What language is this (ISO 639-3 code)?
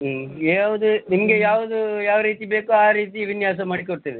kan